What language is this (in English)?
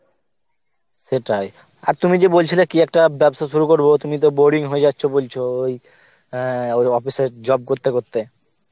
Bangla